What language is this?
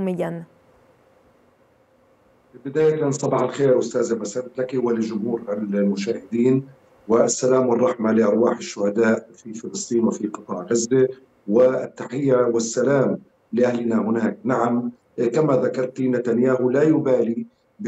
Arabic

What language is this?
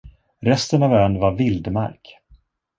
Swedish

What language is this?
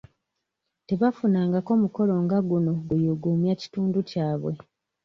Ganda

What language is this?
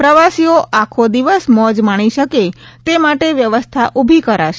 Gujarati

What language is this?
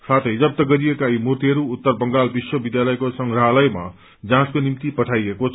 Nepali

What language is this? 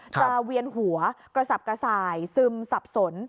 Thai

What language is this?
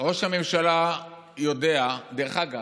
Hebrew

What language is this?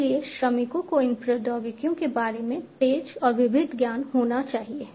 Hindi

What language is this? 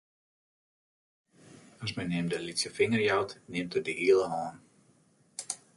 Western Frisian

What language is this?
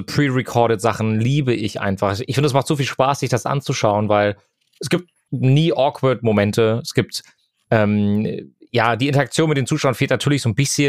German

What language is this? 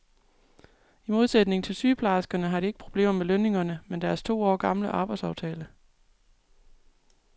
Danish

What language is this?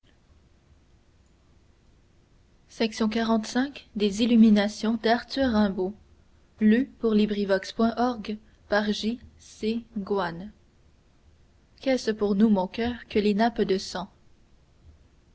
French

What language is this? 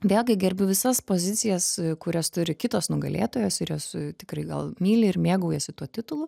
Lithuanian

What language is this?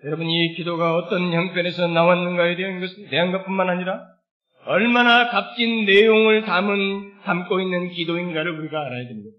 Korean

